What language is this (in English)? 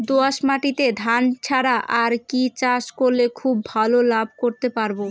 Bangla